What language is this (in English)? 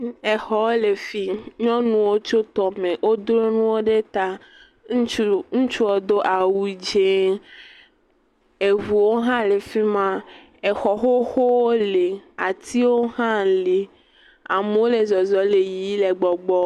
Ewe